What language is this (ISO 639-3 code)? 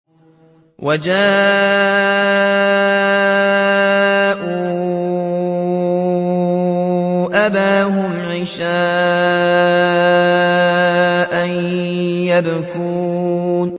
ara